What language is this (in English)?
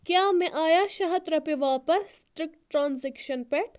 Kashmiri